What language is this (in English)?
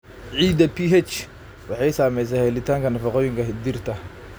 Somali